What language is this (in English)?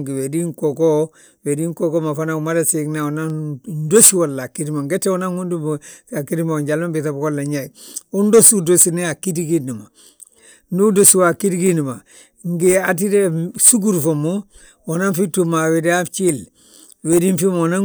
Balanta-Ganja